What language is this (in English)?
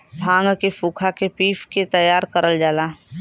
Bhojpuri